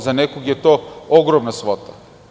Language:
Serbian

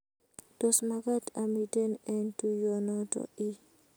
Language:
Kalenjin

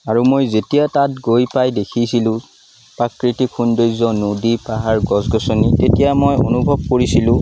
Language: Assamese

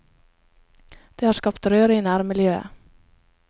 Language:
Norwegian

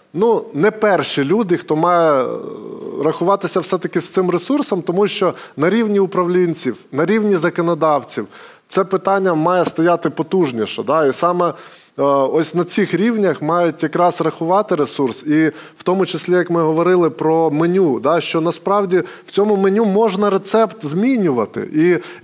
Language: Ukrainian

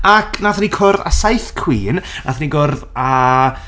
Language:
Welsh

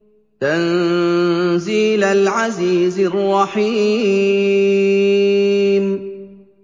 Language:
Arabic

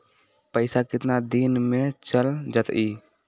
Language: Magahi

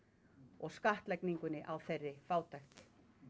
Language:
Icelandic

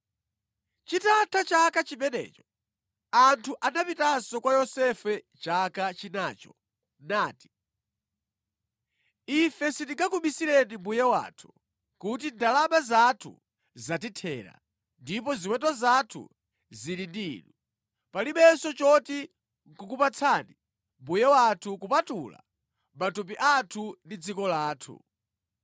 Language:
Nyanja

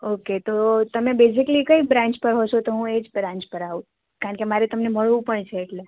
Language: Gujarati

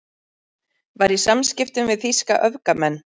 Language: Icelandic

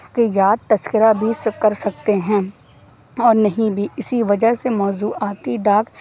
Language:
Urdu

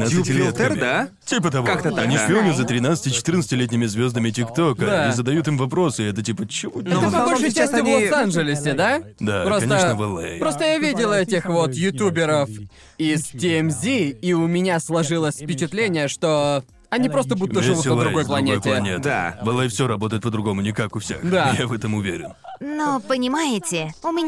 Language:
Russian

